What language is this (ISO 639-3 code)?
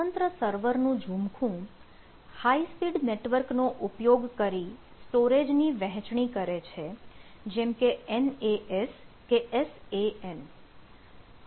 guj